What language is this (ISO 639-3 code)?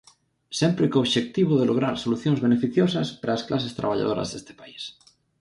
glg